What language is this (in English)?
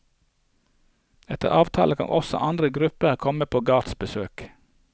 Norwegian